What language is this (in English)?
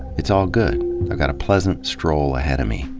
English